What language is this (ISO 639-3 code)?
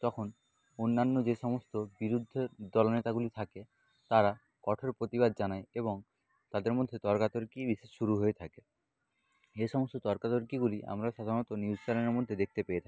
ben